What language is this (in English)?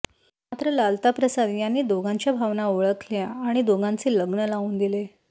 Marathi